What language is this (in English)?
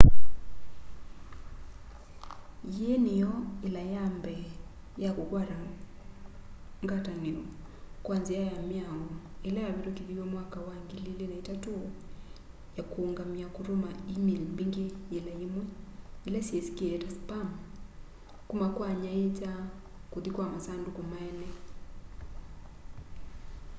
Kamba